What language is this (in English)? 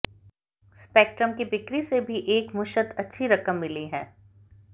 Hindi